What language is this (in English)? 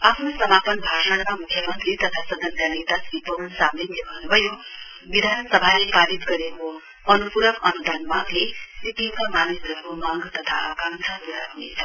Nepali